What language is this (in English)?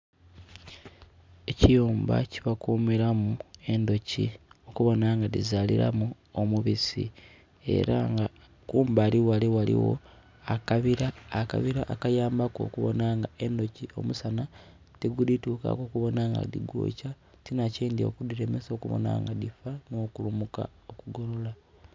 Soga